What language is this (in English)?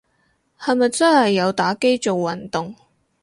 Cantonese